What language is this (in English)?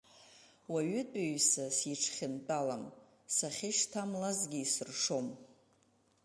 Abkhazian